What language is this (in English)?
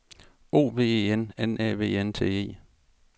Danish